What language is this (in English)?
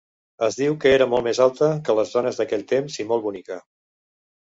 Catalan